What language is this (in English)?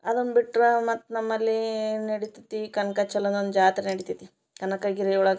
Kannada